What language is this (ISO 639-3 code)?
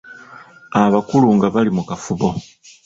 lug